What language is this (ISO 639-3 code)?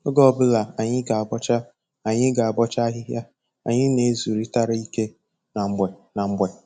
ibo